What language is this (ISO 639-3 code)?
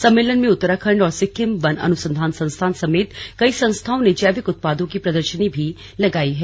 hin